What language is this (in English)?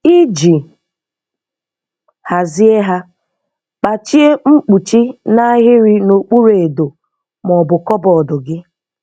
Igbo